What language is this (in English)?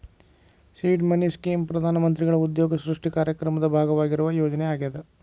Kannada